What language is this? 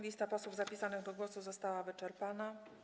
Polish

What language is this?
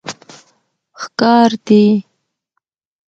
Pashto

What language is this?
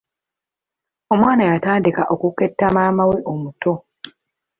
Ganda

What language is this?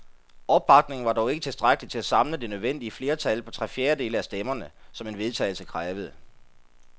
Danish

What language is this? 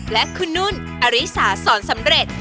Thai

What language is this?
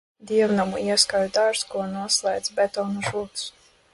Latvian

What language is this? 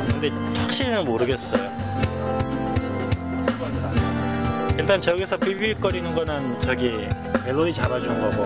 Korean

